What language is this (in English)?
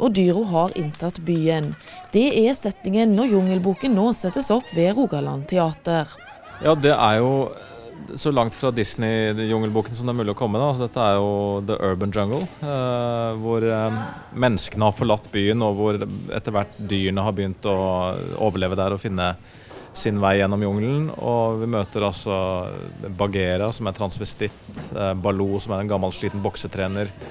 Norwegian